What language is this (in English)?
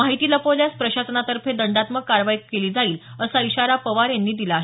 Marathi